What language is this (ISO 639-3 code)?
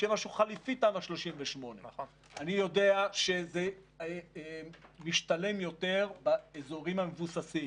heb